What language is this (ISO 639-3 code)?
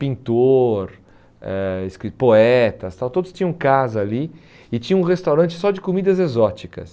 por